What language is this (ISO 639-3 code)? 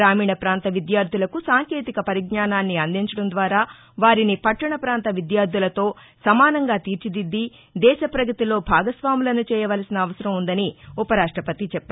tel